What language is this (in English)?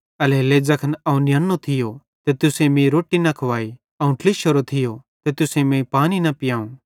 Bhadrawahi